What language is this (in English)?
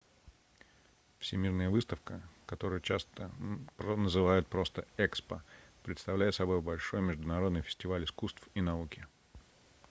Russian